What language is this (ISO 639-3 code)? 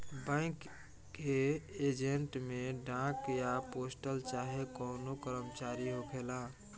bho